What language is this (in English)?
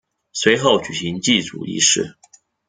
Chinese